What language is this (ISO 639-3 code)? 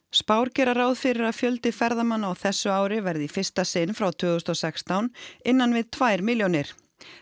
isl